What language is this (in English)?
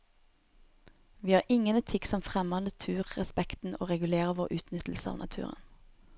Norwegian